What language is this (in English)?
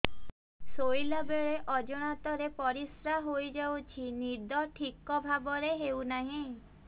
Odia